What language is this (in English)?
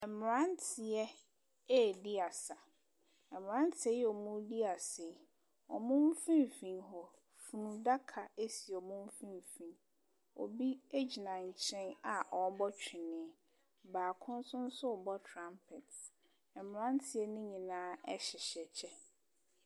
Akan